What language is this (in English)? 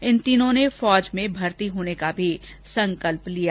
Hindi